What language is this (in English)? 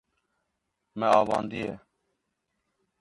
Kurdish